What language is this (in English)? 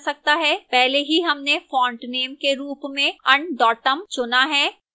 Hindi